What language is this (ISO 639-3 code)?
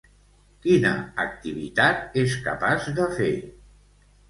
cat